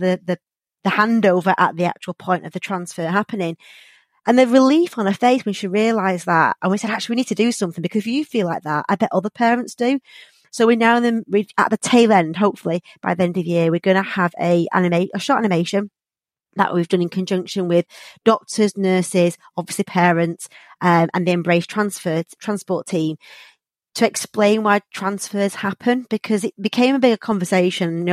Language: English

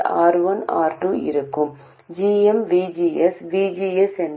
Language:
Tamil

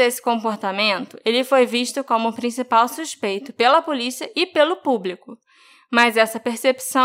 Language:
Portuguese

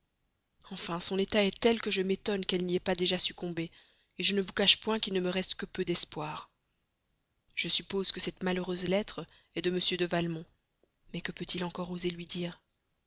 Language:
French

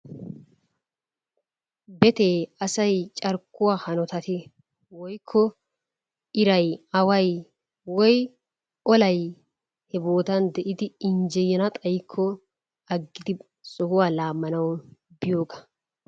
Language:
Wolaytta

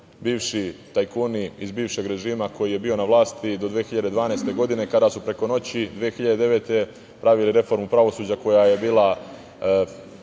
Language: Serbian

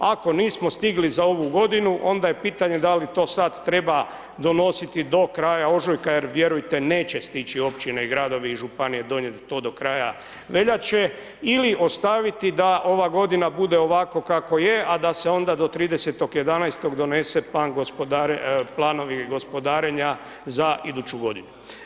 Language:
Croatian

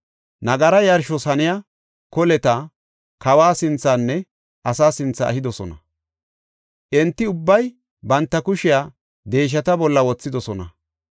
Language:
Gofa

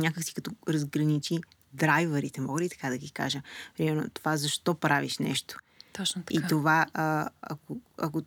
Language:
Bulgarian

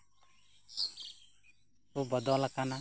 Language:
Santali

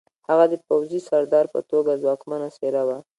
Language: Pashto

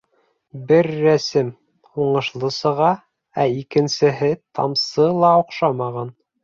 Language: Bashkir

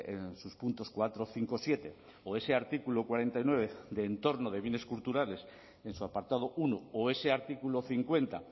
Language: Spanish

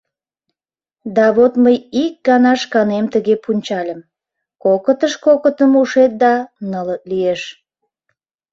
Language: Mari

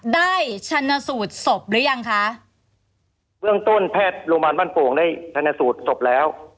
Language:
Thai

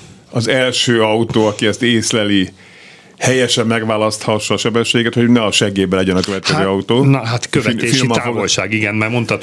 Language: Hungarian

